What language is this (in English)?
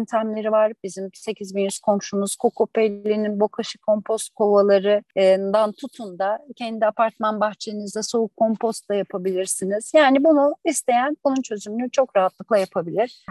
Turkish